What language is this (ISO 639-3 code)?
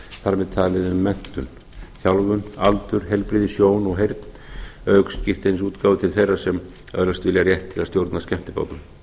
isl